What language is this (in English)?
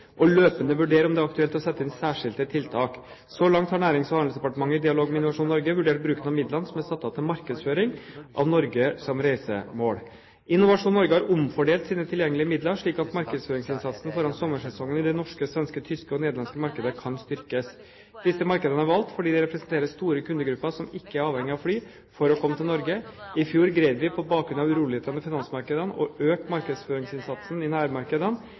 Norwegian Bokmål